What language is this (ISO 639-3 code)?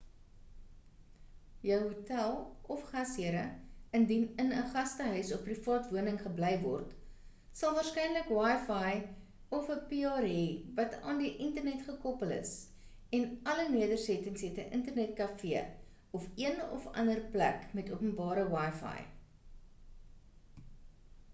afr